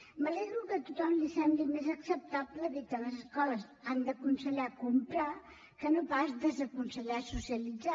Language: Catalan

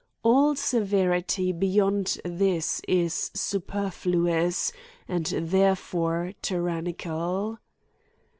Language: English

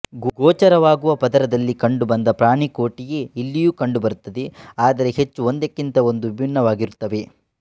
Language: Kannada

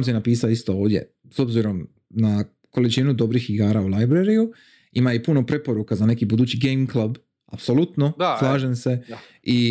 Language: Croatian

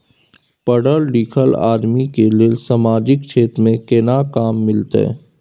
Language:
Maithili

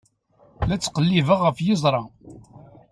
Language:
Kabyle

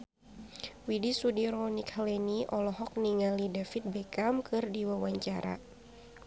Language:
Sundanese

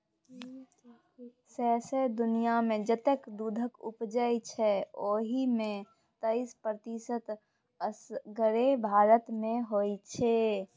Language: Maithili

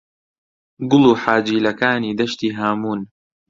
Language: Central Kurdish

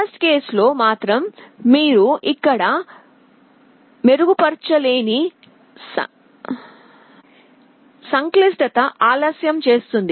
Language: Telugu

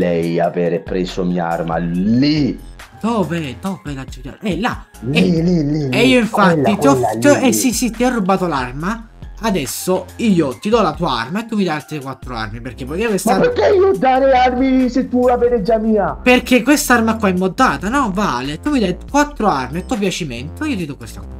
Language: Italian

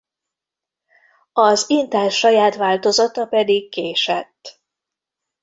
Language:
Hungarian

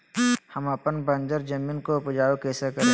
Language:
Magahi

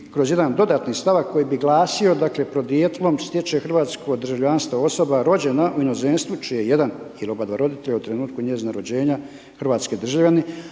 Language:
Croatian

